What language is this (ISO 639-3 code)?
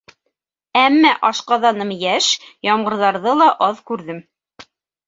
bak